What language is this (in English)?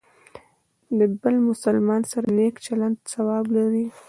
Pashto